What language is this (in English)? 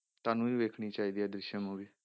Punjabi